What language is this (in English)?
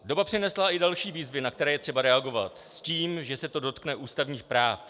Czech